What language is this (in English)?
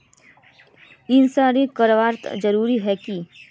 Magahi